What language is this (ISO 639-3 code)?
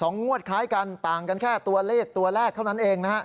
tha